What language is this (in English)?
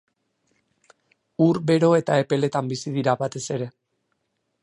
Basque